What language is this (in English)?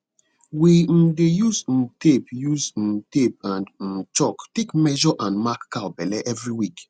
Nigerian Pidgin